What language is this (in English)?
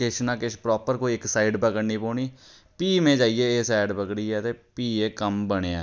Dogri